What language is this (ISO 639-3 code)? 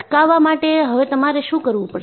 guj